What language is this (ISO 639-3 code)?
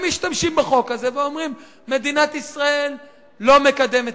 heb